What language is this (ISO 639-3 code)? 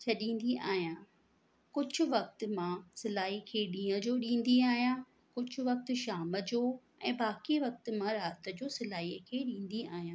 snd